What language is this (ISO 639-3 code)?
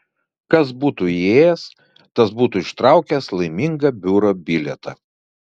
lit